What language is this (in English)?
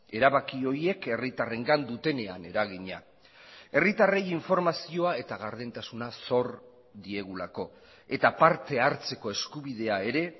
Basque